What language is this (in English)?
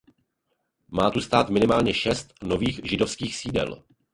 Czech